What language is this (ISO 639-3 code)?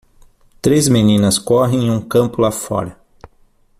por